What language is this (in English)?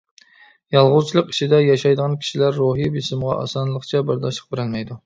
Uyghur